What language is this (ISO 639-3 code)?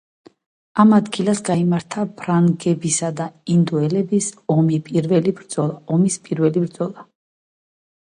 kat